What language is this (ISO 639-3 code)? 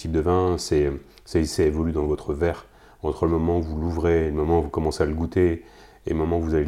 fra